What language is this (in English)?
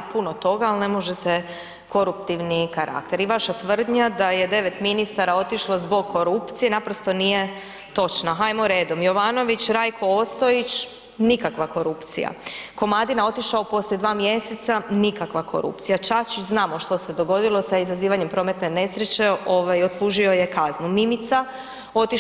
Croatian